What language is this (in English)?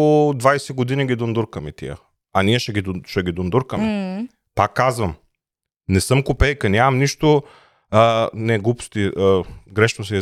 Bulgarian